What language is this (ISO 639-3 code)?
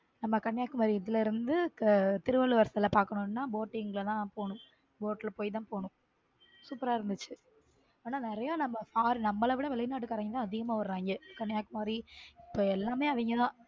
tam